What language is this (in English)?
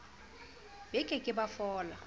Southern Sotho